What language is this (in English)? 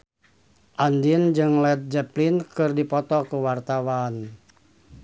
Sundanese